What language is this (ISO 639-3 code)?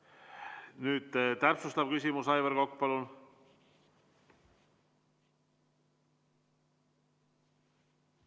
est